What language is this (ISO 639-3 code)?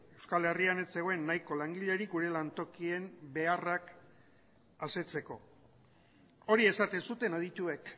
eus